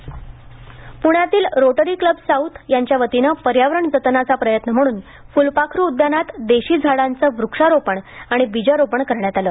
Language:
Marathi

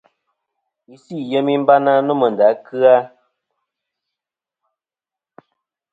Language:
Kom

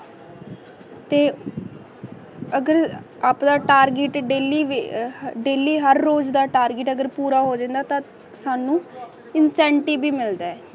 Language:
Punjabi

